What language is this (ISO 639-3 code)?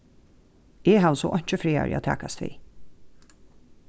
fao